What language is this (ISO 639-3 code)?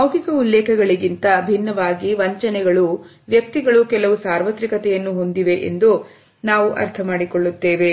kan